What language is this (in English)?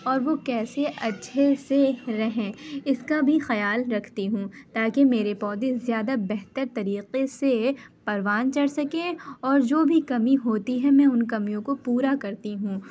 Urdu